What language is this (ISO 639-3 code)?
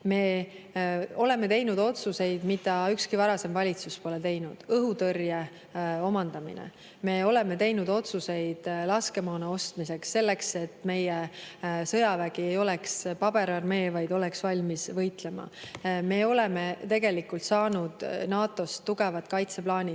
est